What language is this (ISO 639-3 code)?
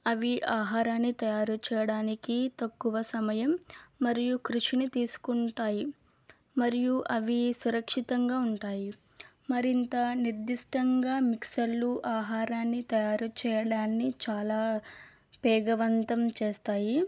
tel